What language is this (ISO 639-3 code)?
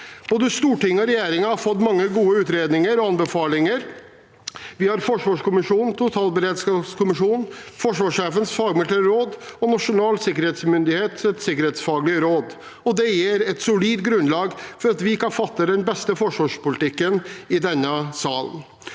nor